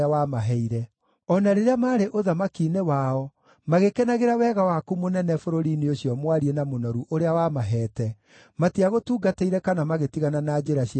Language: Kikuyu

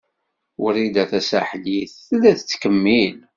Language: Kabyle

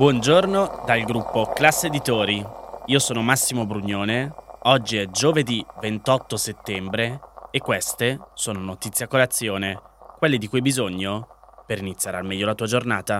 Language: Italian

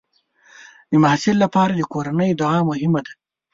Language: Pashto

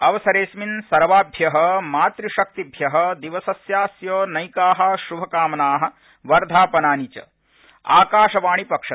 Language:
Sanskrit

